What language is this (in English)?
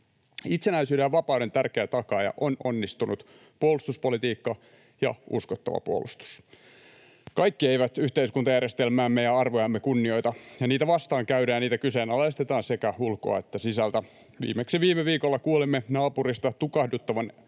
Finnish